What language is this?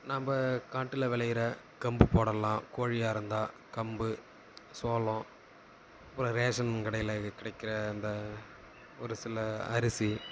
Tamil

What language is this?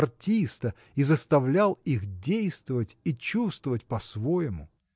Russian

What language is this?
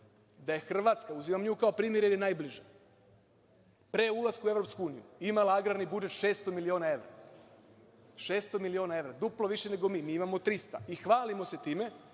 Serbian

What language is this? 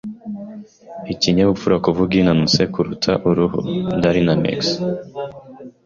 Kinyarwanda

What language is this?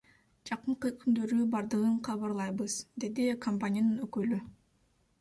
Kyrgyz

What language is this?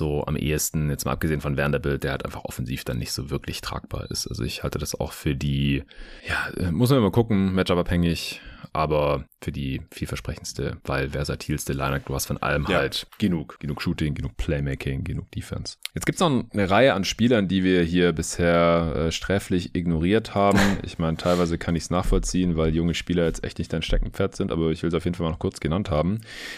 German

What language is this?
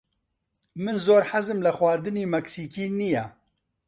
Central Kurdish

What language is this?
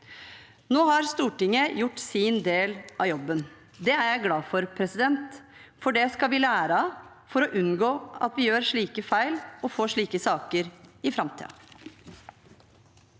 Norwegian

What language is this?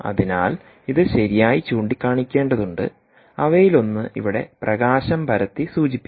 Malayalam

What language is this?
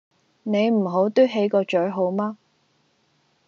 Cantonese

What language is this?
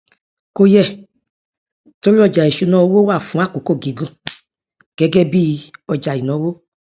Yoruba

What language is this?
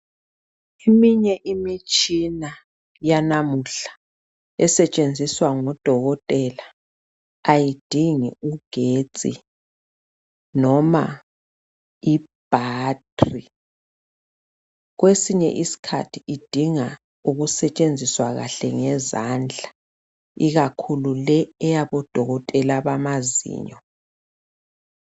North Ndebele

